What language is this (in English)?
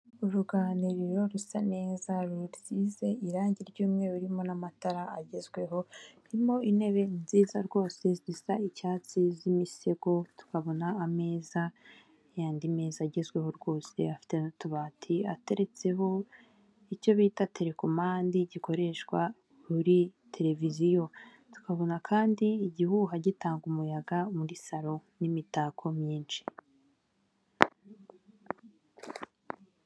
Kinyarwanda